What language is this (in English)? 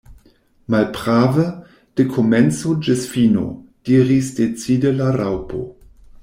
Esperanto